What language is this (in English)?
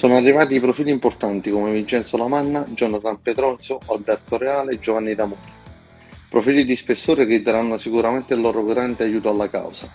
Italian